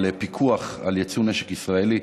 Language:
Hebrew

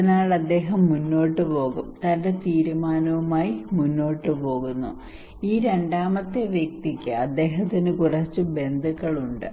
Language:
Malayalam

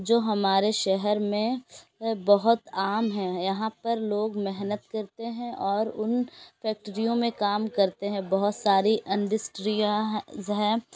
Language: Urdu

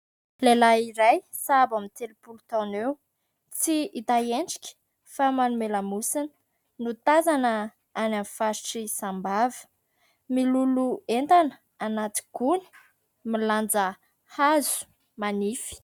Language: Malagasy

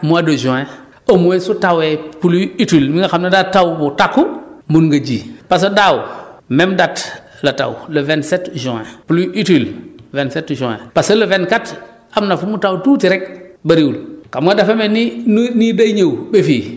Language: Wolof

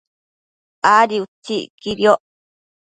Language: Matsés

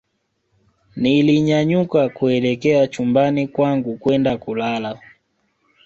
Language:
Swahili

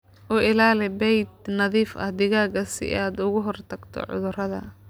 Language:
Somali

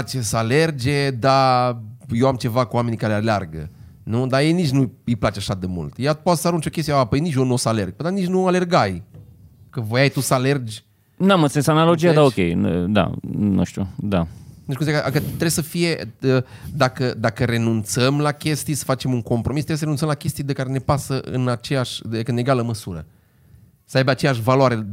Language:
Romanian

